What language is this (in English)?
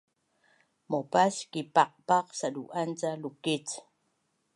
Bunun